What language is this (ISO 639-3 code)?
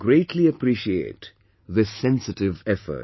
eng